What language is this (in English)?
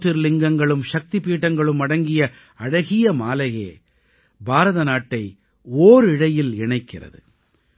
Tamil